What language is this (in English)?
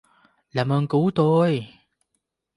Vietnamese